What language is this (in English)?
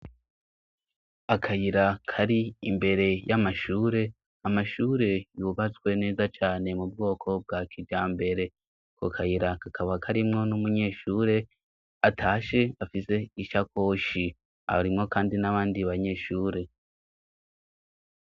Rundi